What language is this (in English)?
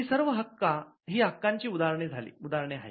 Marathi